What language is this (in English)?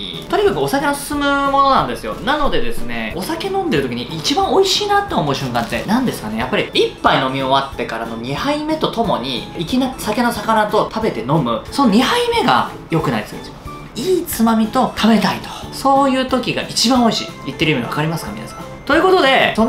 Japanese